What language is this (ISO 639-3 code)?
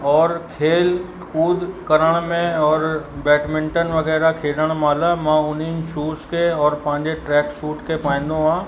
snd